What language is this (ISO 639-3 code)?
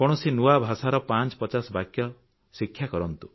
ori